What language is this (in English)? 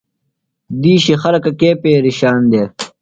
Phalura